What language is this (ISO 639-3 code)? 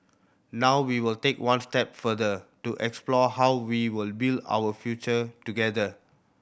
eng